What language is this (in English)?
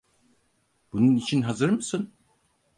Turkish